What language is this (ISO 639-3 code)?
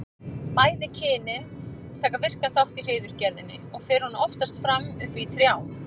isl